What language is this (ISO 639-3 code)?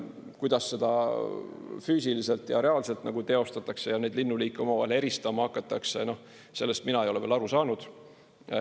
est